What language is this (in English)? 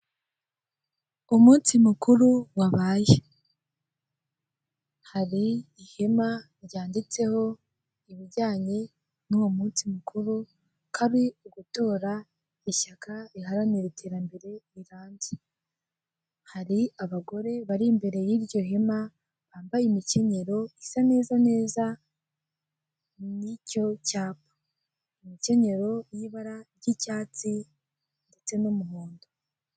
Kinyarwanda